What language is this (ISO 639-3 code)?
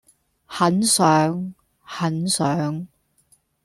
yue